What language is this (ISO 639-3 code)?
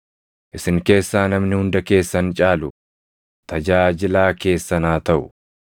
orm